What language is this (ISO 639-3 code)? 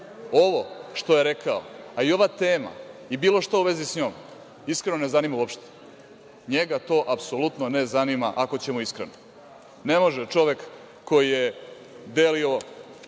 srp